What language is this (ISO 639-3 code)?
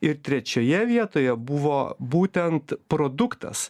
lit